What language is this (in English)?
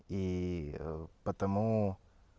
Russian